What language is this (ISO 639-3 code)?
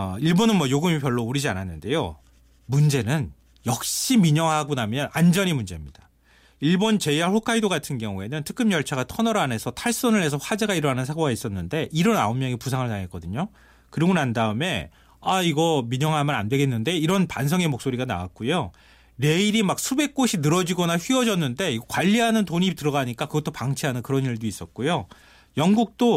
kor